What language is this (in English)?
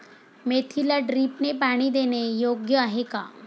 Marathi